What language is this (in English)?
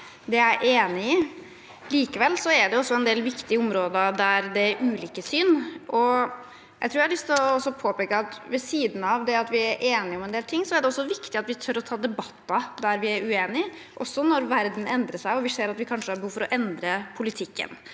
Norwegian